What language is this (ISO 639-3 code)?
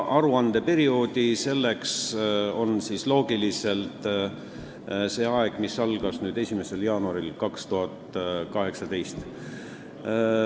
est